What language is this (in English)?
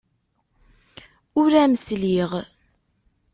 Kabyle